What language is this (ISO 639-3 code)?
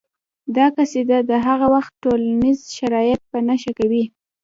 pus